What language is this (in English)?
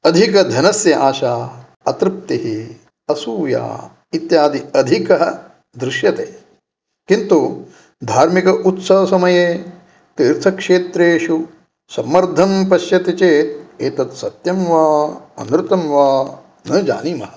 Sanskrit